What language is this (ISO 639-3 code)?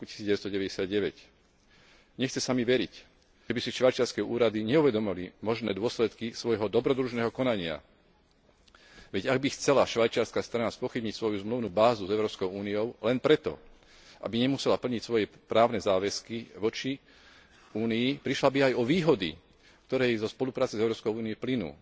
slk